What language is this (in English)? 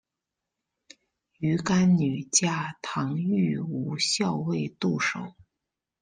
Chinese